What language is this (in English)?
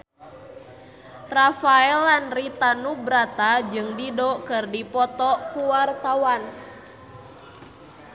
Sundanese